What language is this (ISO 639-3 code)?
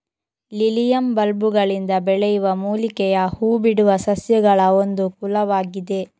kan